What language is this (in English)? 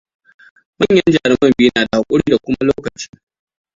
Hausa